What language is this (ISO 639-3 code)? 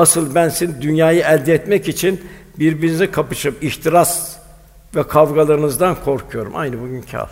tur